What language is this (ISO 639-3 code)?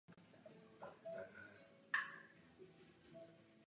ces